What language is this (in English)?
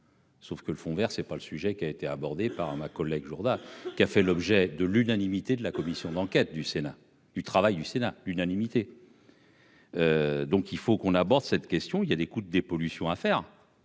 French